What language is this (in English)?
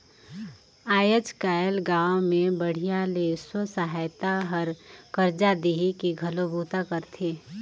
Chhattisgarhi